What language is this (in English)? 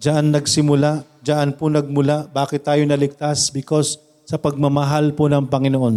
Filipino